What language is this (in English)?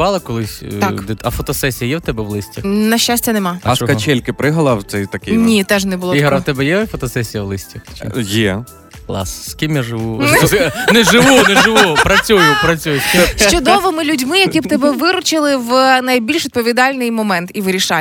Ukrainian